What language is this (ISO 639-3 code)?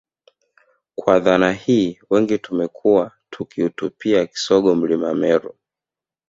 swa